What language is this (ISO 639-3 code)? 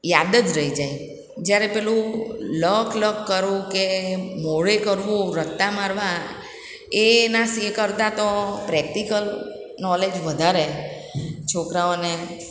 guj